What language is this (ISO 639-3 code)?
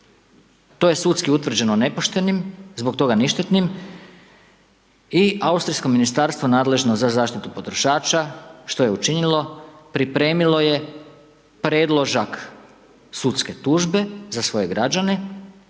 hrv